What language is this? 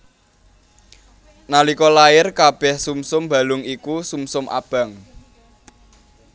Javanese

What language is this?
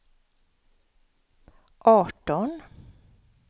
Swedish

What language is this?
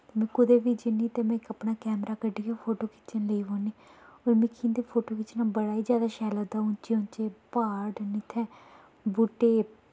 Dogri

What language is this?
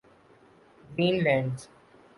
Urdu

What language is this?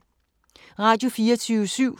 Danish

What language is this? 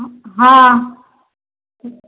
Maithili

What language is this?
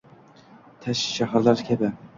Uzbek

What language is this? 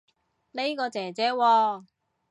Cantonese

